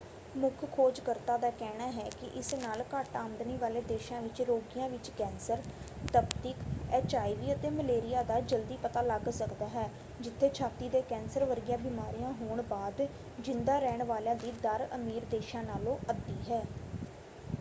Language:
Punjabi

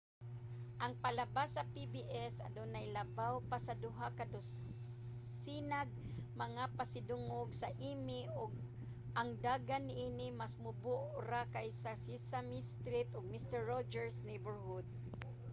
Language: Cebuano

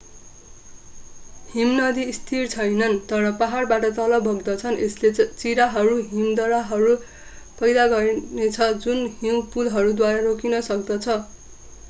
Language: Nepali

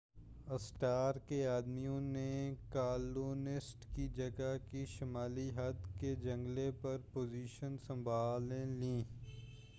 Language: Urdu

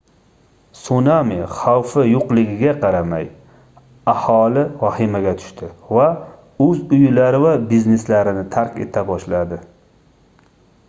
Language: Uzbek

